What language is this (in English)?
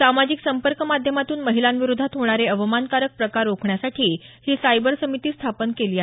Marathi